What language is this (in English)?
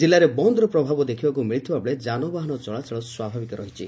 Odia